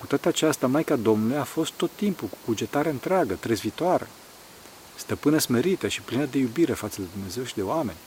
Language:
Romanian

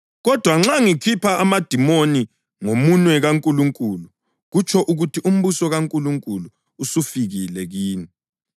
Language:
North Ndebele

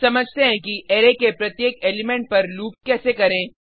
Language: Hindi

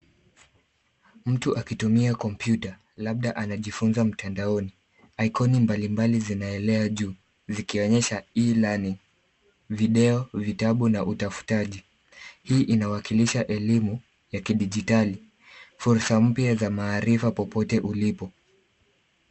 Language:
Swahili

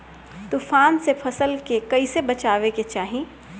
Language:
Bhojpuri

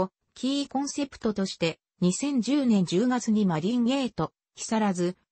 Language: Japanese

